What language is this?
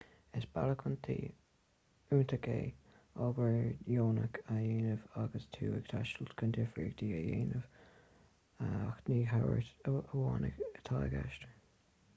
Irish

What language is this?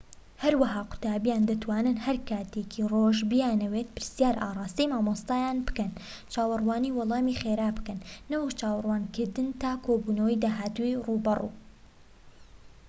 Central Kurdish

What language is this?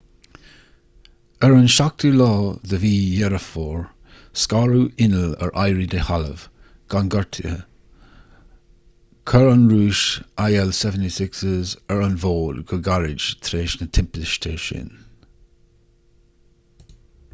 Irish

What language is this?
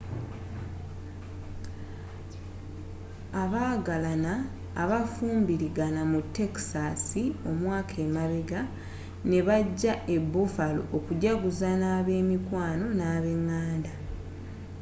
Ganda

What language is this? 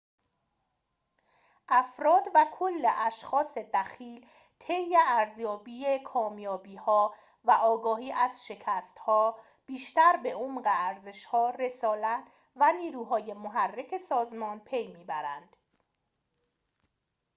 Persian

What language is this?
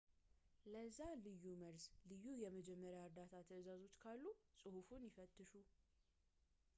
Amharic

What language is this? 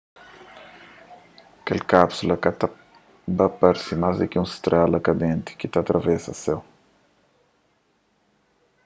Kabuverdianu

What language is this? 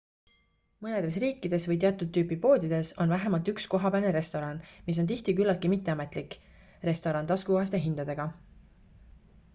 Estonian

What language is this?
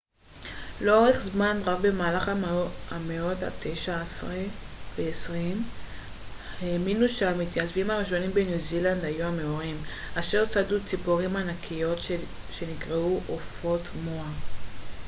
Hebrew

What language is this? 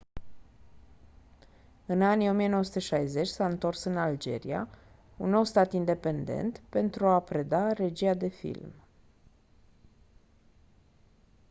Romanian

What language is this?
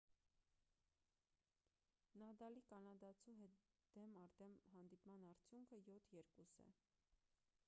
Armenian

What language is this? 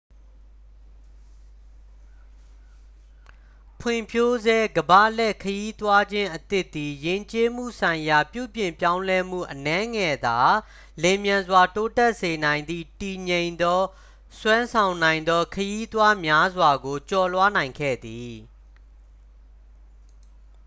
Burmese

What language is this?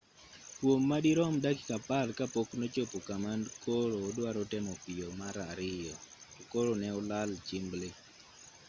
Luo (Kenya and Tanzania)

